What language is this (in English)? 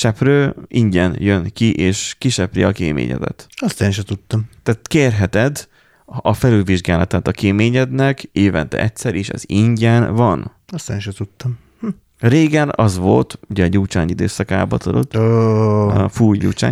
Hungarian